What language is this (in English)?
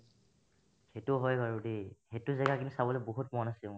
Assamese